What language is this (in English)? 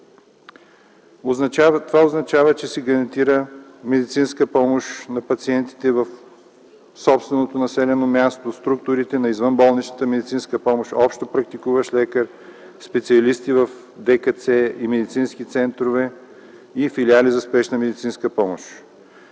Bulgarian